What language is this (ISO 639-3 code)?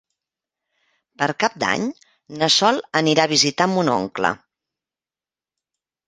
cat